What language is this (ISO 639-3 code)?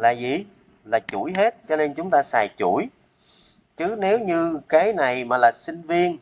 vie